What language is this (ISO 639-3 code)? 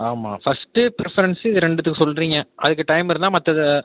tam